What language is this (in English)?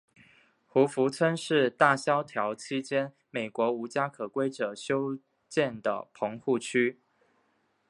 Chinese